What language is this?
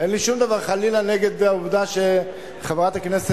Hebrew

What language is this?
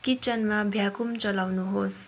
Nepali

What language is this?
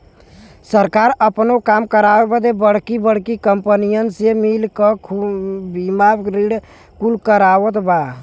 Bhojpuri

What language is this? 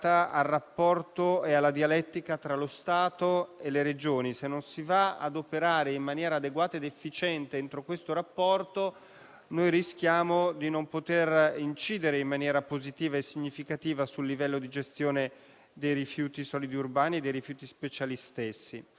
Italian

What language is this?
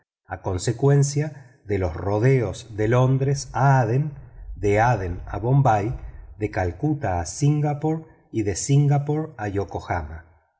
Spanish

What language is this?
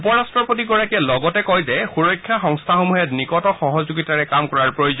Assamese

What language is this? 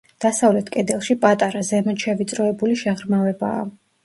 Georgian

